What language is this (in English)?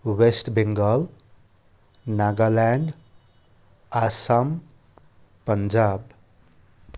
Nepali